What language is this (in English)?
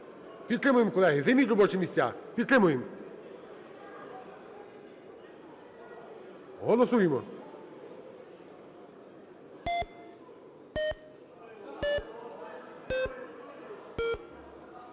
Ukrainian